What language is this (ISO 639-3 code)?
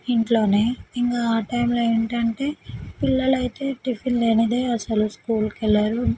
tel